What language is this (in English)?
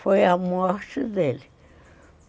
Portuguese